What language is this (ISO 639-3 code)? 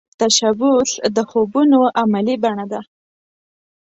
pus